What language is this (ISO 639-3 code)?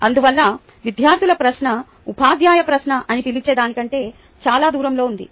tel